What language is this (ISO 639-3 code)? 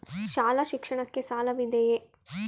kan